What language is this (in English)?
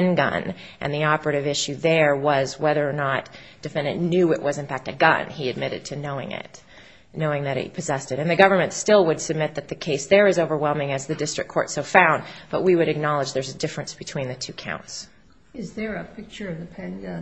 English